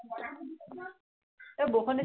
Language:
Assamese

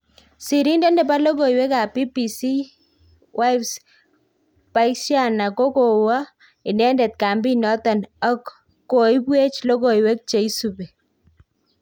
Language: Kalenjin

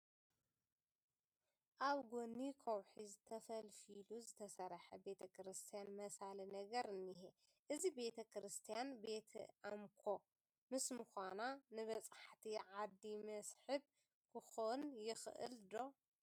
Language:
Tigrinya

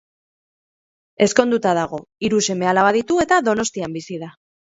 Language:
Basque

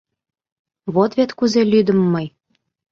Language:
Mari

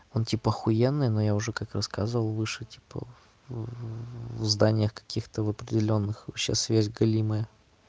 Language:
Russian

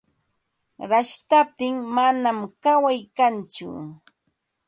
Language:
Ambo-Pasco Quechua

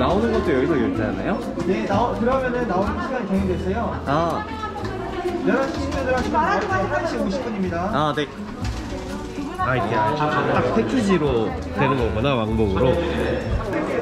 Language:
Korean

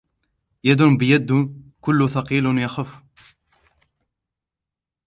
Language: Arabic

